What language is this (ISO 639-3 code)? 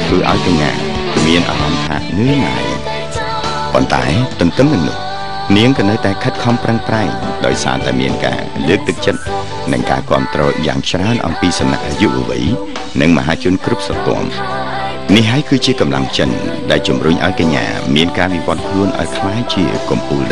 tha